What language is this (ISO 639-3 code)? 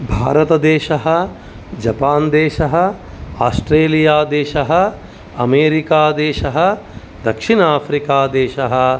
san